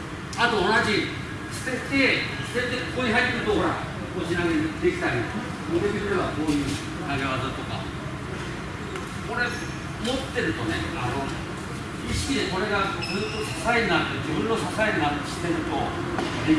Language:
Japanese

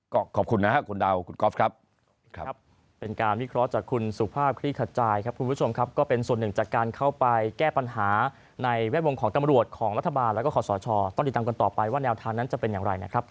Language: Thai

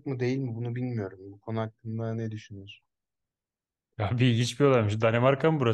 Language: Turkish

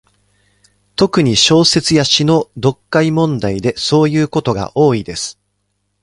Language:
Japanese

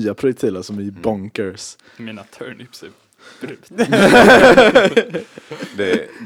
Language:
Swedish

